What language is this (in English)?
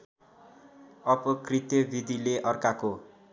Nepali